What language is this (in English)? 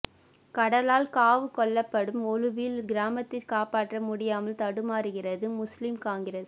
Tamil